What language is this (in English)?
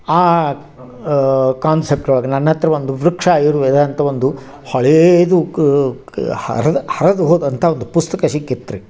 Kannada